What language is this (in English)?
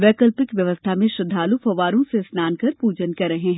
Hindi